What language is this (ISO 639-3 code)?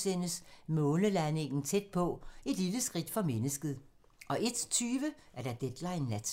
dan